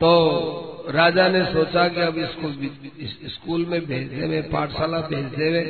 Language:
Hindi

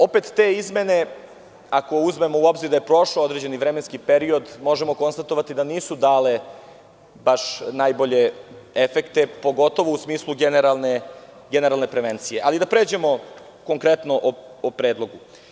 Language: Serbian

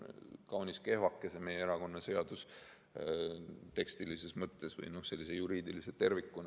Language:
Estonian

